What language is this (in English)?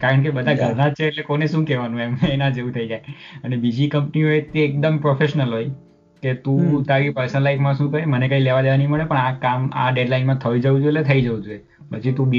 Gujarati